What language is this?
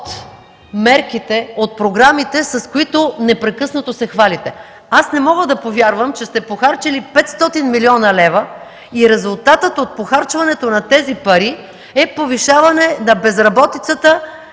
Bulgarian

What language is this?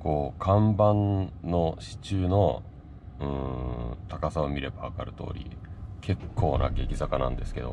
Japanese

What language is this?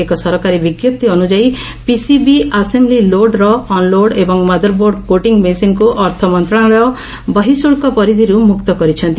Odia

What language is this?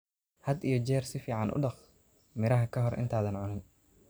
Somali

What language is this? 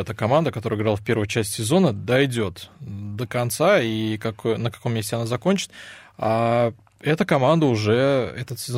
Russian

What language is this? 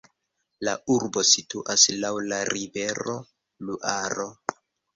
Esperanto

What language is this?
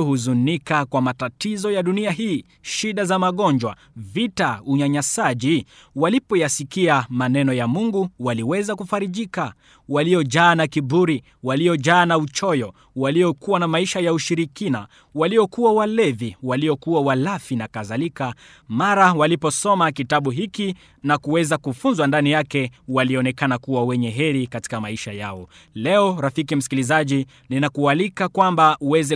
Swahili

